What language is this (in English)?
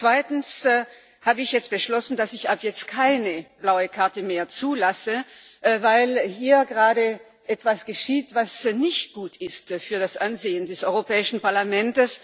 German